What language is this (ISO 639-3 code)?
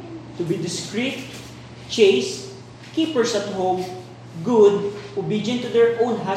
fil